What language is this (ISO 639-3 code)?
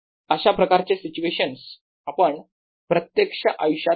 mar